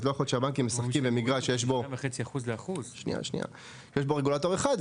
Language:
Hebrew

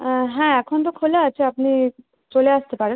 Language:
Bangla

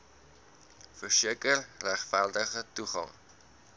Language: Afrikaans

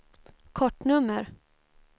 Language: Swedish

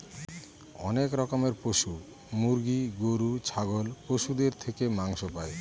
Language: Bangla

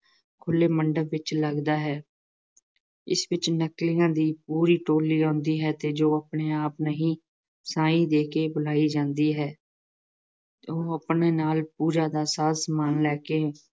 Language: Punjabi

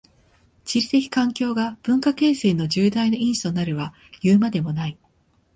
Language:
Japanese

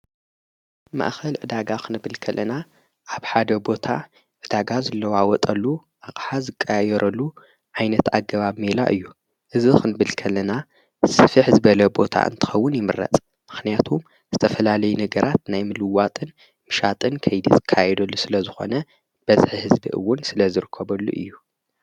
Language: Tigrinya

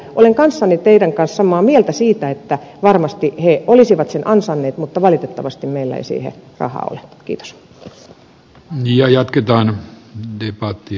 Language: Finnish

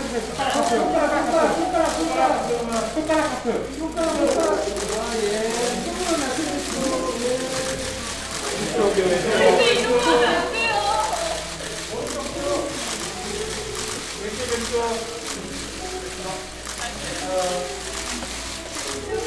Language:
Korean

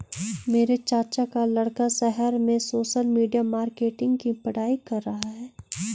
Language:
Hindi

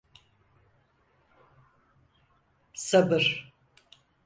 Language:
Turkish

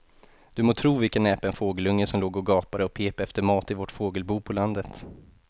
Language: Swedish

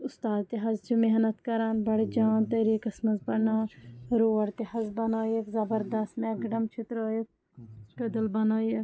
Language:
Kashmiri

